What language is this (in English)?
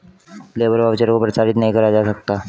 Hindi